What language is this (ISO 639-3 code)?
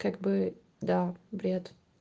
rus